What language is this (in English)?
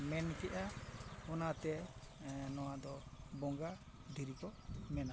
Santali